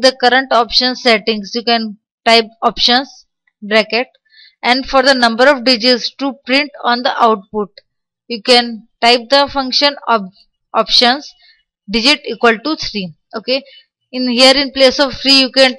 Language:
English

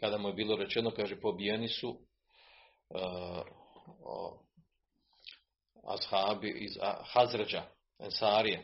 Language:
Croatian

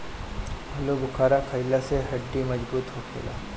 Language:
Bhojpuri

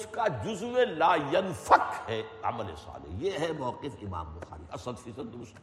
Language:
Urdu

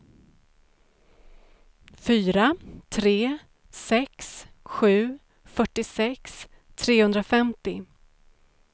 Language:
Swedish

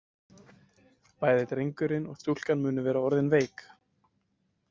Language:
Icelandic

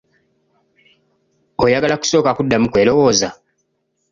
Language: Ganda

